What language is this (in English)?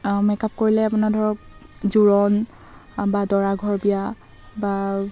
Assamese